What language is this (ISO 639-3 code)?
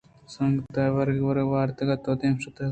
bgp